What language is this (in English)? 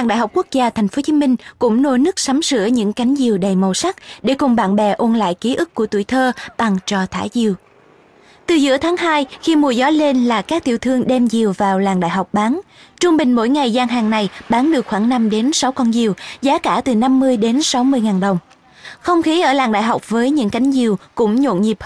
Vietnamese